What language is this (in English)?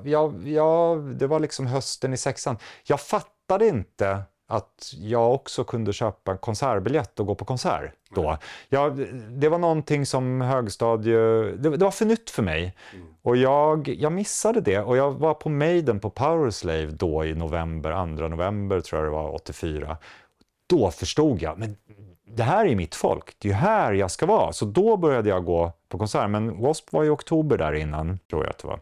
Swedish